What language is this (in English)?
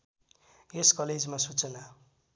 Nepali